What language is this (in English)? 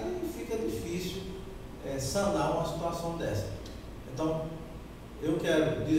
Portuguese